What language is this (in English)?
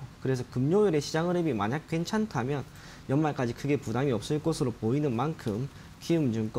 Korean